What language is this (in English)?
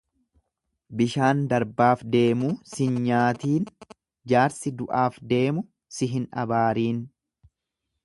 Oromo